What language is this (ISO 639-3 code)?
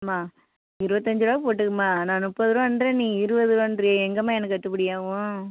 tam